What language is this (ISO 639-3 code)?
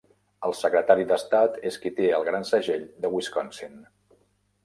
cat